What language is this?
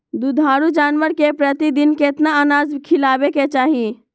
Magahi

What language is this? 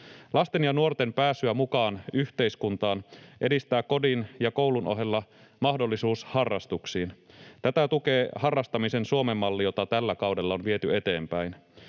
Finnish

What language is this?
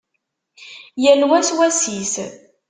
Kabyle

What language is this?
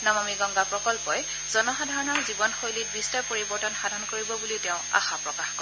Assamese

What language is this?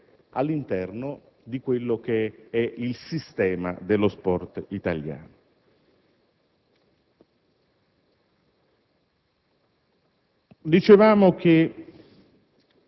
Italian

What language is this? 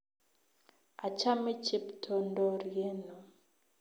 Kalenjin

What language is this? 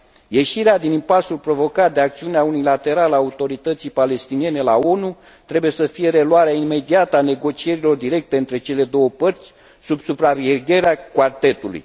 Romanian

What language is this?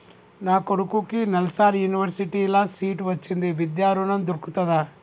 Telugu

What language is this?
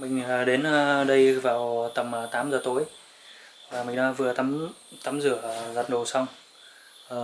Vietnamese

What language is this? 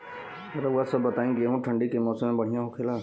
Bhojpuri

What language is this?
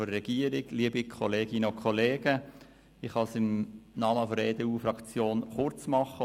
Swiss German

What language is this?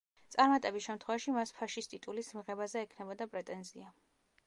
Georgian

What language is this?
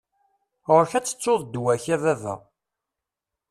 Kabyle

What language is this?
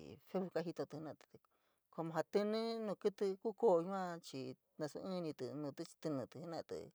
San Miguel El Grande Mixtec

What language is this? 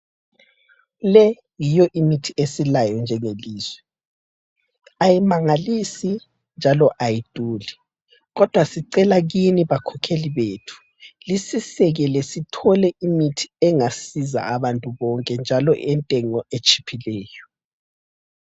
North Ndebele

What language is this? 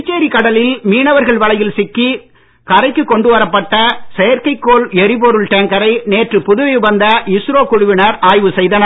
Tamil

